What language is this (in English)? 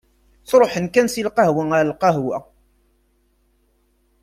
Kabyle